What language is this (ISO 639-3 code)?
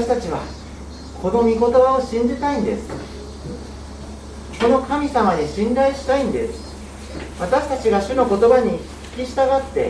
jpn